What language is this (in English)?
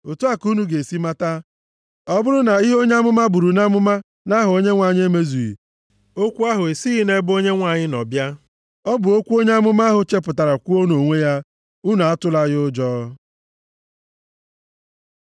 Igbo